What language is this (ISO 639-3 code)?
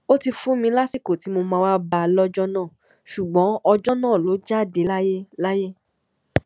yor